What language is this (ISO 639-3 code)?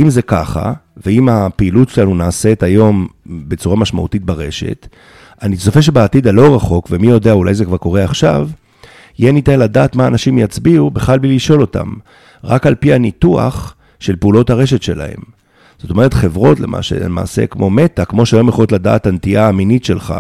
heb